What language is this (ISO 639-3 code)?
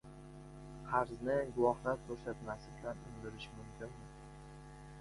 uzb